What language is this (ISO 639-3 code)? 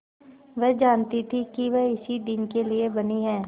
hin